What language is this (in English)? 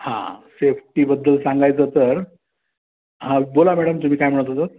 Marathi